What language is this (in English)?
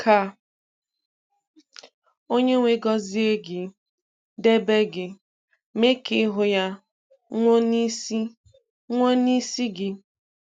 Igbo